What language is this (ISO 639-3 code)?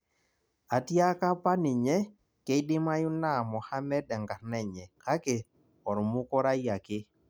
mas